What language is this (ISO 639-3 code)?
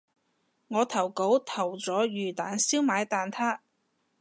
yue